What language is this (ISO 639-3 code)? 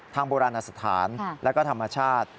tha